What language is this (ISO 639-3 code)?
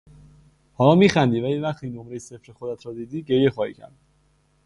fas